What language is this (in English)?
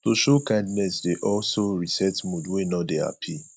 Nigerian Pidgin